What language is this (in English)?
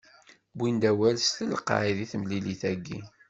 Kabyle